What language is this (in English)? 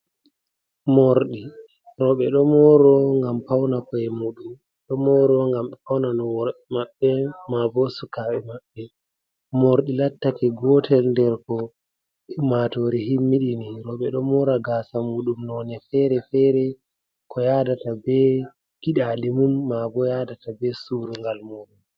Fula